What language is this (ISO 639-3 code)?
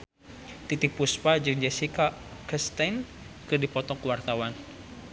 sun